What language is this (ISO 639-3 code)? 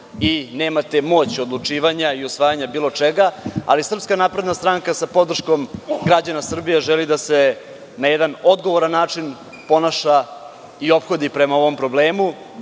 srp